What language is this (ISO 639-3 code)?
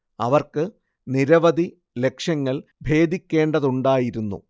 mal